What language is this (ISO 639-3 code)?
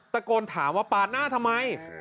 tha